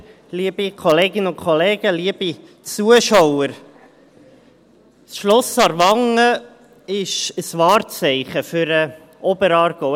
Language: Swiss German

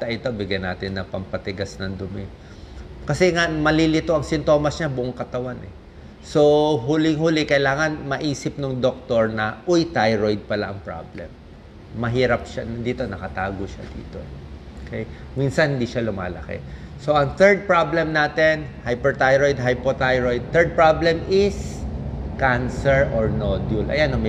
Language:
Filipino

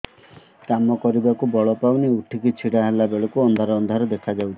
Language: Odia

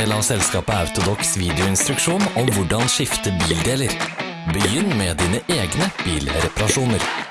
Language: Norwegian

